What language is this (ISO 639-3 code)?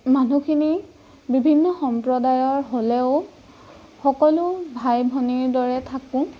asm